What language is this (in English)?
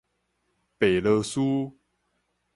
Min Nan Chinese